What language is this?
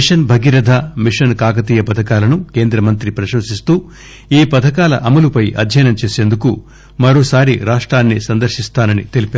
Telugu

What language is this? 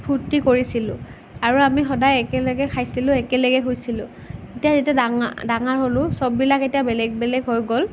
Assamese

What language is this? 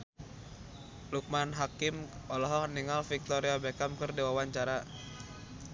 Sundanese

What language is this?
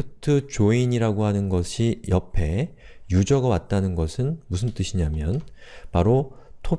Korean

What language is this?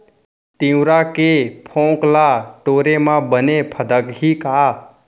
Chhattisgarhi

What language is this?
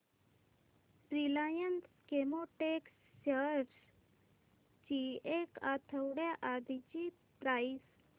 Marathi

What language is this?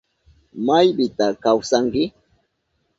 Southern Pastaza Quechua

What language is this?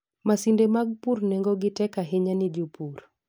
Luo (Kenya and Tanzania)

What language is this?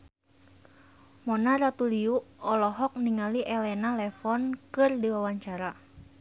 Sundanese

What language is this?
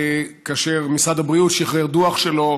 Hebrew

